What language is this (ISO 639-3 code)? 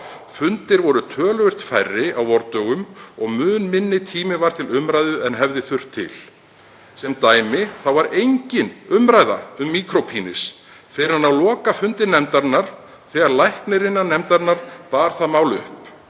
isl